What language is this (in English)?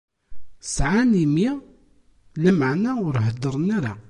Kabyle